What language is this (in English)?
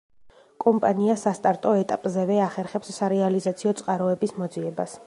Georgian